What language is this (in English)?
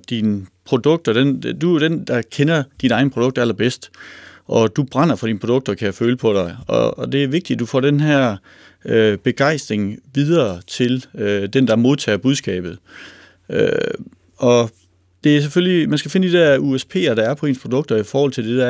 Danish